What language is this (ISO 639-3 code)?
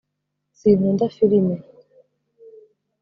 kin